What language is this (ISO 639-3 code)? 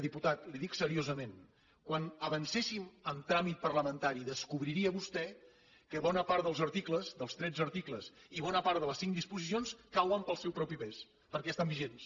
cat